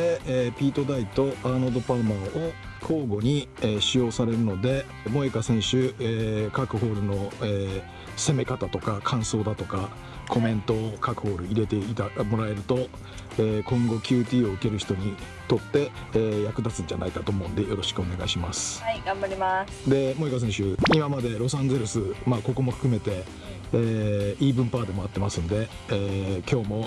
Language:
Japanese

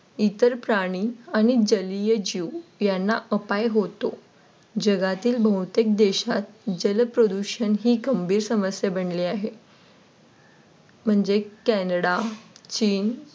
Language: Marathi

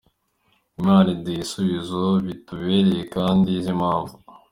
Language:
Kinyarwanda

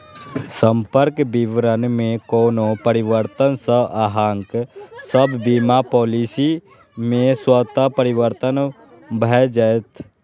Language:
Maithili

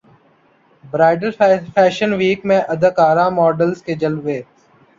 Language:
Urdu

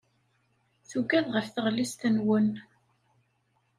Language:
Kabyle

